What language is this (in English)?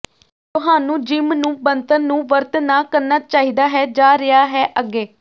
Punjabi